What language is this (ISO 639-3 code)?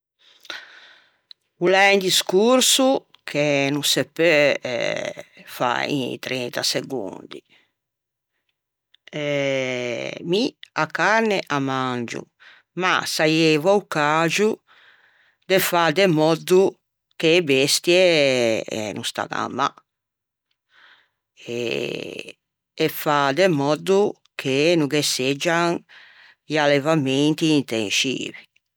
lij